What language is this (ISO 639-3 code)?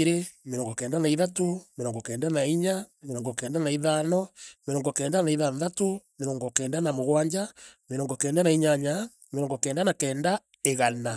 mer